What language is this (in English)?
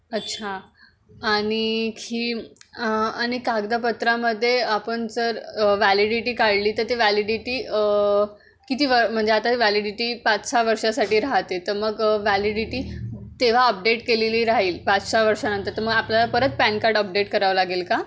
Marathi